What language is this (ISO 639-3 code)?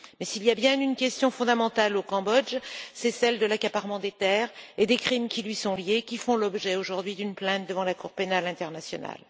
fra